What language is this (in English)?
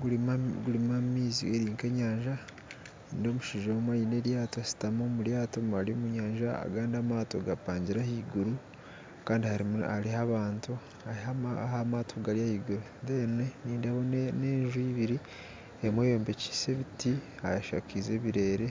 Nyankole